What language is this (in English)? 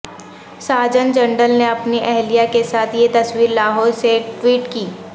Urdu